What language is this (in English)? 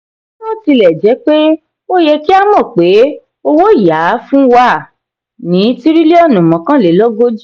Yoruba